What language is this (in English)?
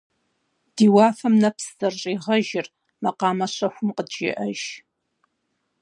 Kabardian